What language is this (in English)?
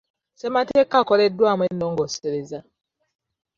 Ganda